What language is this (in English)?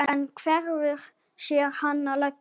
Icelandic